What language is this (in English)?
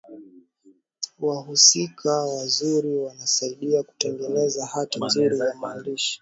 Swahili